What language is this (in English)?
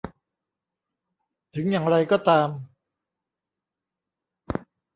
Thai